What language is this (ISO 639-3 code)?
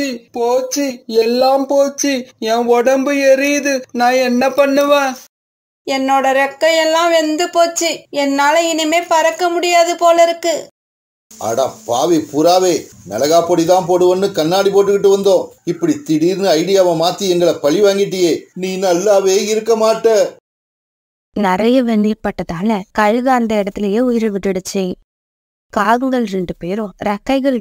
tam